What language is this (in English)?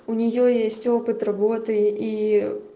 Russian